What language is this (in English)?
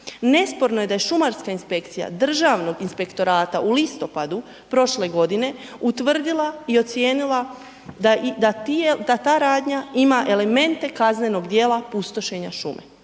Croatian